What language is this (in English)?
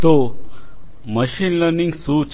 Gujarati